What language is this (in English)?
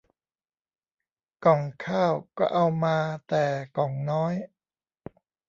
Thai